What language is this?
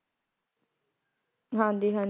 Punjabi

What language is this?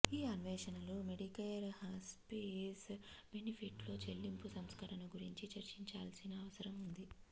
Telugu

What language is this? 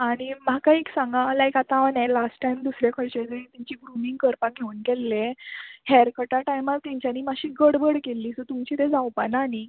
Konkani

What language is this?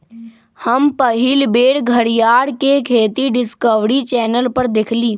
Magahi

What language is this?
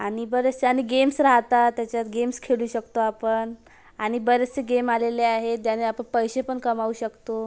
Marathi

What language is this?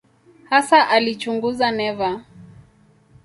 Swahili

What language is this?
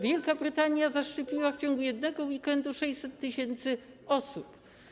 Polish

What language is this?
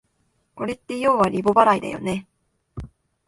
Japanese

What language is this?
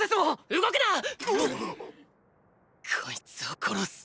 Japanese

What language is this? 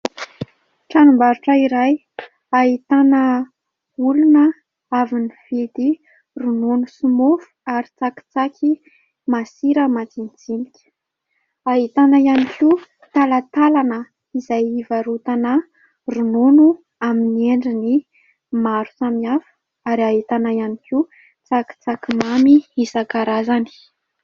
Malagasy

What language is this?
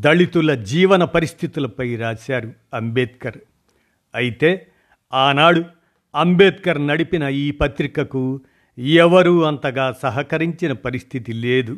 Telugu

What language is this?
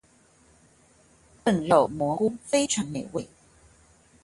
Chinese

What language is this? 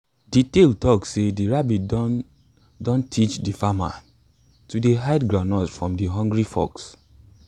Nigerian Pidgin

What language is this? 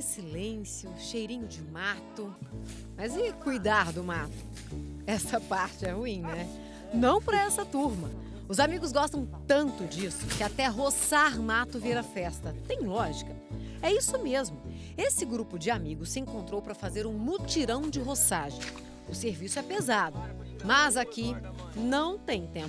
Portuguese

